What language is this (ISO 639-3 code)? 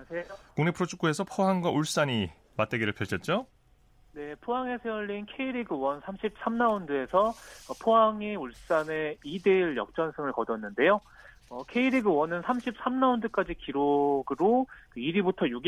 kor